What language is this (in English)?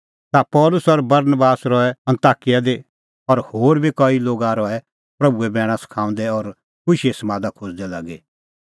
Kullu Pahari